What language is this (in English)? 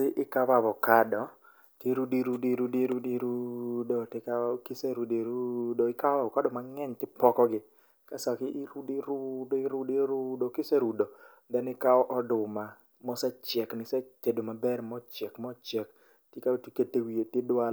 Luo (Kenya and Tanzania)